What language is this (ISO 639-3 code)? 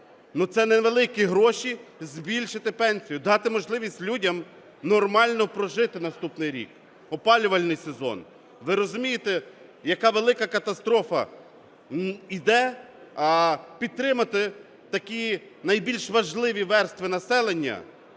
ukr